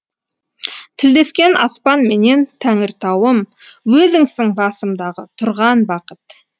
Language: Kazakh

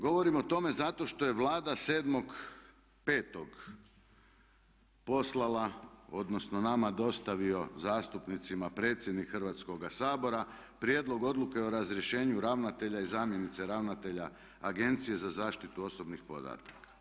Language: Croatian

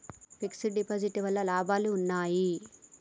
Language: Telugu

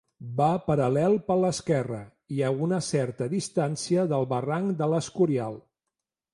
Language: Catalan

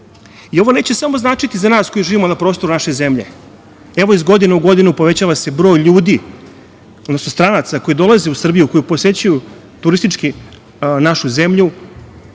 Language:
Serbian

